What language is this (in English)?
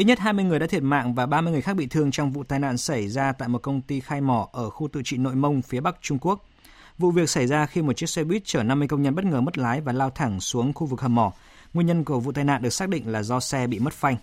Vietnamese